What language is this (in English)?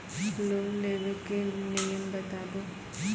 Maithili